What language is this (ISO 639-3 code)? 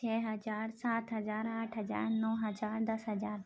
urd